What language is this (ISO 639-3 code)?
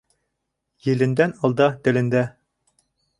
bak